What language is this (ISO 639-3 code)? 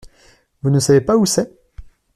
fra